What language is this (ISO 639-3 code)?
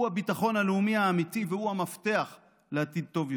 heb